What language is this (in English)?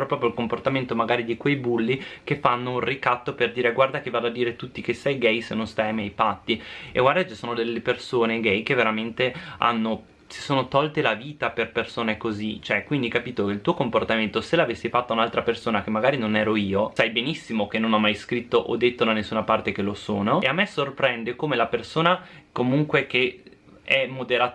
Italian